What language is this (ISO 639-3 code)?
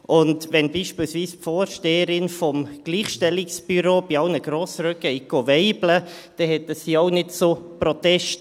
gsw